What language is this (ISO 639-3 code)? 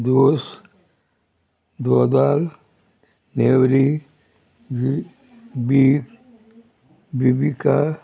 kok